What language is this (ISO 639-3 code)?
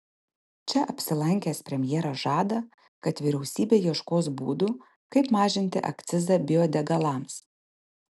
lit